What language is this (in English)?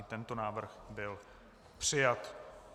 Czech